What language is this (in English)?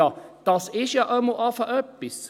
Swiss German